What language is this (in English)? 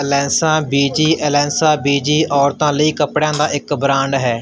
Punjabi